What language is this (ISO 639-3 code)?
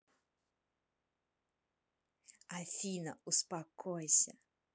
rus